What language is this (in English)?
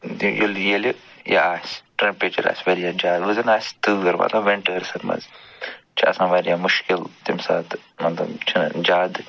Kashmiri